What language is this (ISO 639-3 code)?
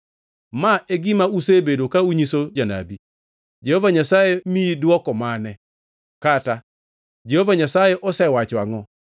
luo